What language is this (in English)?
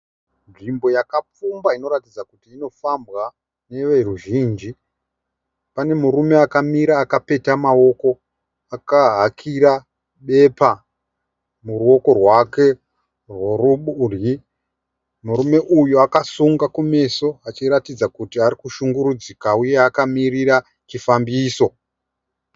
Shona